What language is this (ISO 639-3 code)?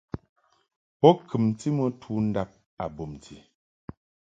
mhk